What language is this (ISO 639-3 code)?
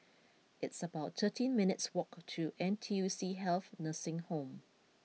eng